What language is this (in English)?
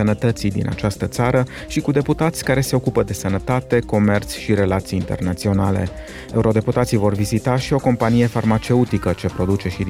Romanian